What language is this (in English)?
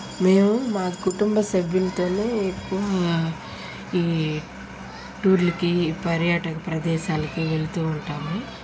Telugu